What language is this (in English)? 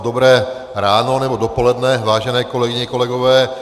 Czech